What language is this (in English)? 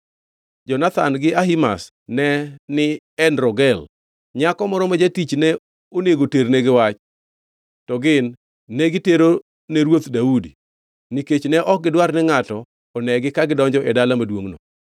Luo (Kenya and Tanzania)